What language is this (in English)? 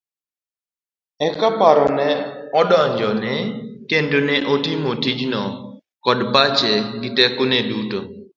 Luo (Kenya and Tanzania)